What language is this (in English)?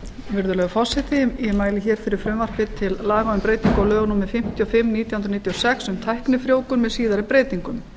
Icelandic